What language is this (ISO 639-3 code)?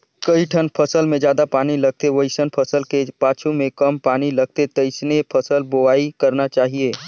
hne